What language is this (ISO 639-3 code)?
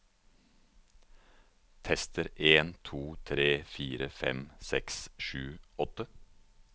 nor